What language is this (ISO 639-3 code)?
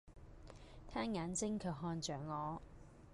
yue